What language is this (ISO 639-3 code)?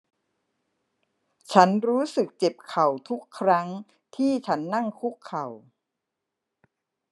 tha